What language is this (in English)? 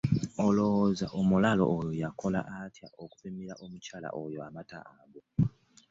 Ganda